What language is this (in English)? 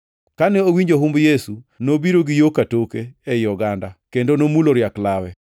Luo (Kenya and Tanzania)